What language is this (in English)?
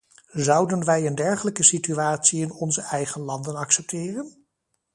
Dutch